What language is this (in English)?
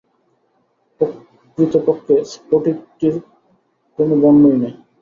Bangla